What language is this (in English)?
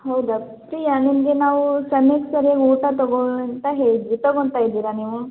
Kannada